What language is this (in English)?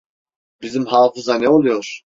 Turkish